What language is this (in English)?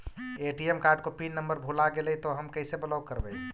Magahi